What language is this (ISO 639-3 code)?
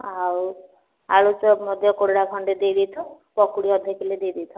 ori